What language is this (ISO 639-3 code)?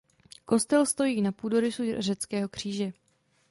ces